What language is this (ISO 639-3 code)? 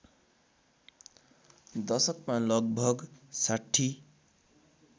nep